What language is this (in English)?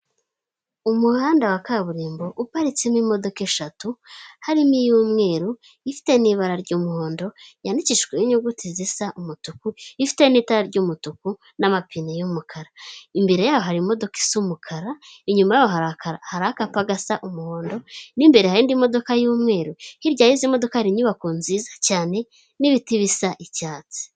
Kinyarwanda